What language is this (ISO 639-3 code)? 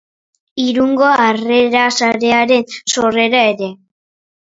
eus